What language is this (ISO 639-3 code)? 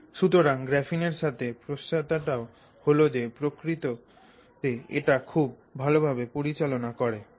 ben